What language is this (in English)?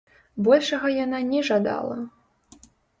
Belarusian